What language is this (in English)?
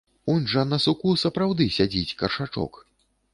Belarusian